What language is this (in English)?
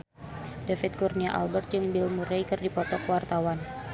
Sundanese